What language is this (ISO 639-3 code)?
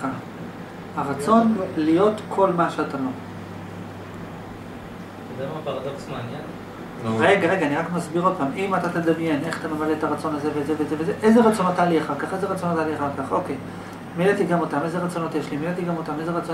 heb